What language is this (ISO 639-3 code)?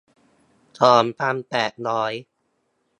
tha